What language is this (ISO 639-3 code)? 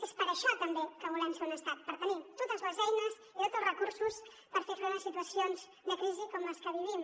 cat